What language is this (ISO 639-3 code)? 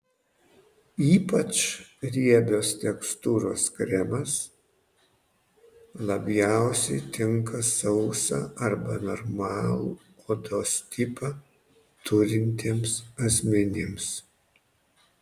lit